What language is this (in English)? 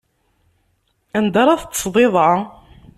Kabyle